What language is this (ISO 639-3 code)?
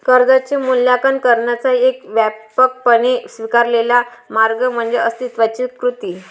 mar